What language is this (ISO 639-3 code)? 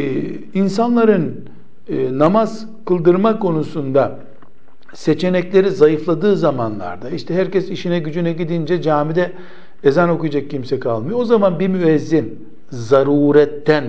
tur